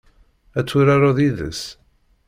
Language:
Kabyle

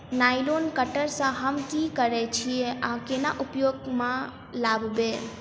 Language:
Maithili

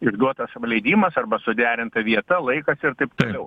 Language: Lithuanian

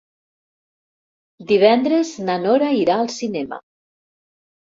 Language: Catalan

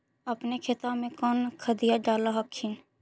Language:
Magahi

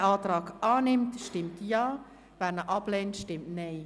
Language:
Swiss German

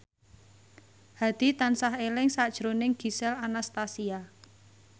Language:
Javanese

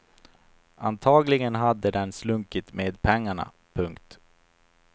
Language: Swedish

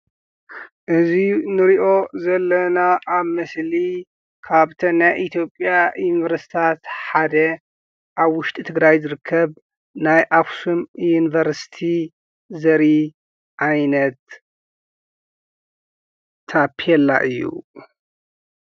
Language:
Tigrinya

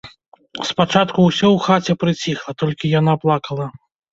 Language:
Belarusian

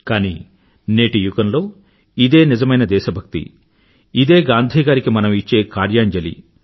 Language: Telugu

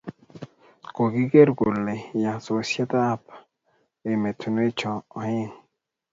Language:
Kalenjin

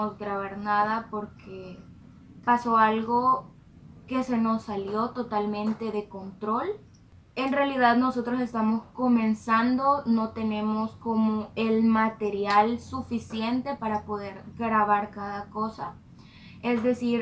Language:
Spanish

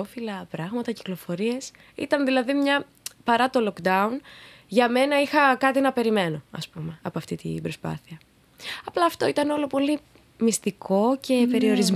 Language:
Greek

